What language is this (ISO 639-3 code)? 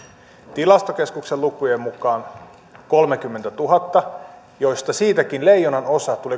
fin